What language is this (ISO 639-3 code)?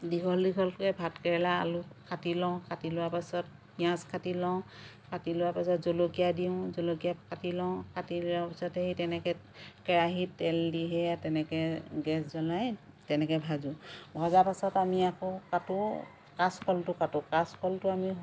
asm